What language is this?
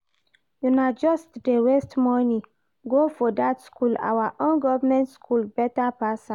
Nigerian Pidgin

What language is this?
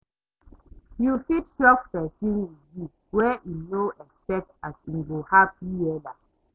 Nigerian Pidgin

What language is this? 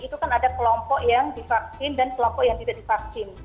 Indonesian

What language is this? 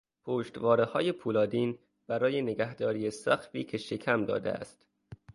Persian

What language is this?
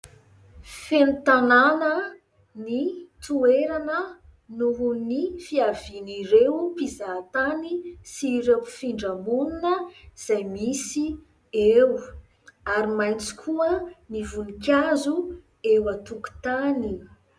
Malagasy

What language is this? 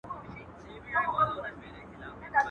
Pashto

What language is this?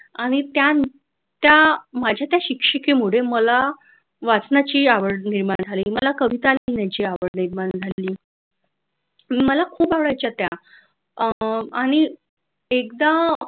Marathi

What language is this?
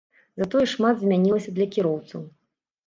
Belarusian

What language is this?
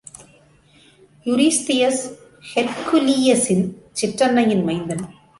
Tamil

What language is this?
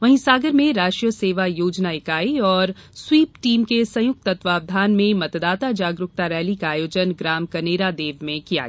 Hindi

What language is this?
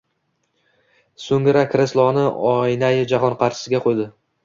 Uzbek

